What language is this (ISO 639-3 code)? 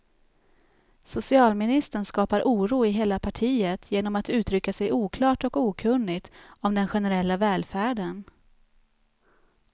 swe